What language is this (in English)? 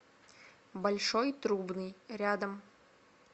Russian